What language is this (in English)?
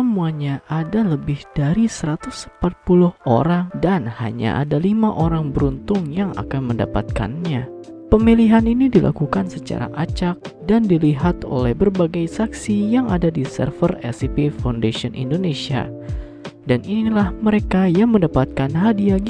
Indonesian